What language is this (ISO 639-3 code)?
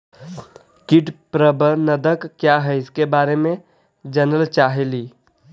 mag